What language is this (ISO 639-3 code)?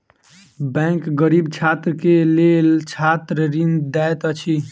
mai